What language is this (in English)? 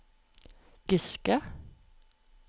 Norwegian